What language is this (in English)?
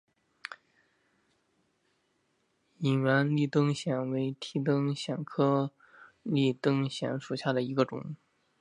Chinese